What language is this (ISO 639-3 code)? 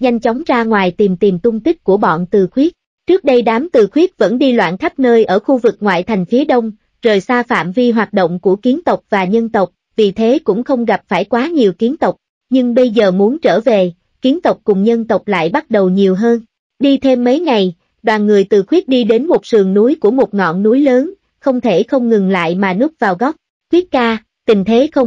vie